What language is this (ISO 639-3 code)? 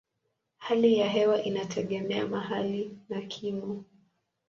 swa